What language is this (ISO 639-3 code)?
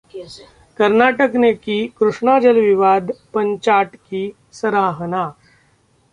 hin